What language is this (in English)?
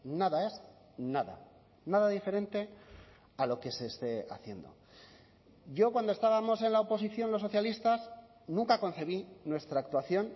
Spanish